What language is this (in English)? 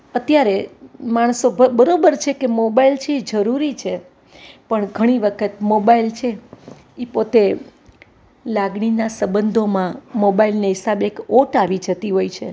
Gujarati